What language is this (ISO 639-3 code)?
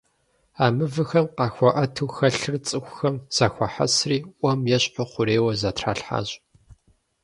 kbd